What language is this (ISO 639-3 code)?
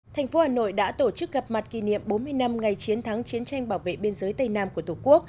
vie